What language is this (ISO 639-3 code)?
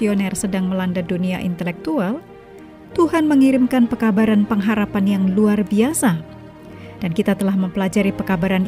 ind